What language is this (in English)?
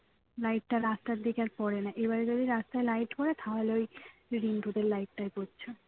Bangla